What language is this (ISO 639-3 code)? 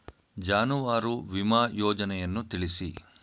kan